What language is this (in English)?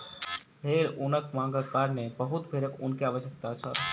Maithili